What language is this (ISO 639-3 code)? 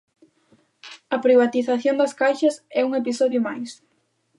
glg